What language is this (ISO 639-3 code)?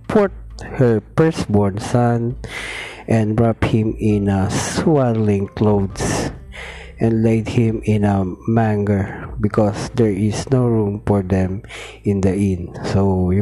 fil